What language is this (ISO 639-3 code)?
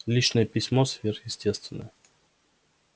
rus